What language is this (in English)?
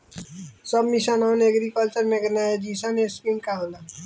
Bhojpuri